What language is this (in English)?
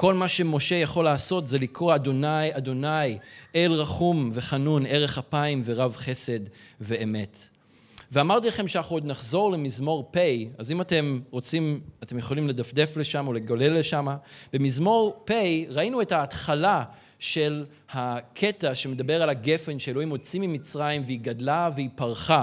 Hebrew